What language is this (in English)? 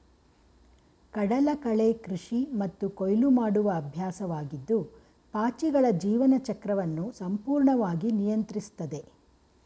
Kannada